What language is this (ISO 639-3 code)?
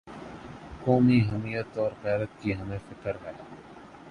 urd